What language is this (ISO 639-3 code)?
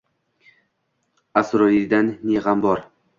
uzb